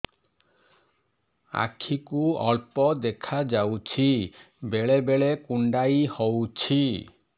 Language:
Odia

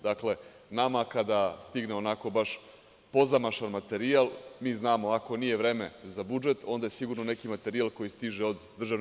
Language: Serbian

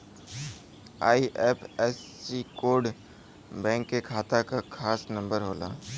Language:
Bhojpuri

